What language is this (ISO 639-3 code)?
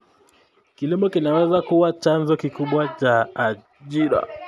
kln